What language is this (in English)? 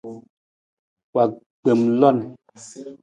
Nawdm